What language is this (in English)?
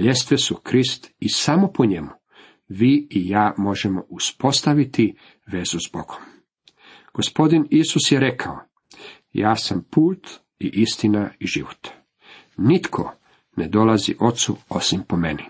Croatian